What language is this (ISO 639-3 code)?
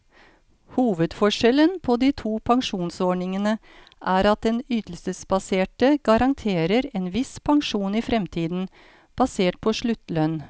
nor